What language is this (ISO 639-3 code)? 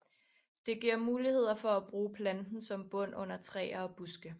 dan